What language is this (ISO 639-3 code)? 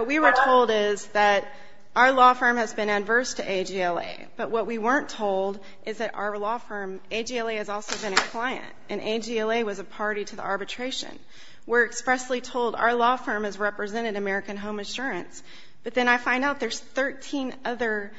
eng